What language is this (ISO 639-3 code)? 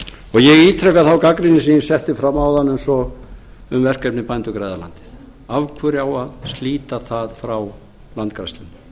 isl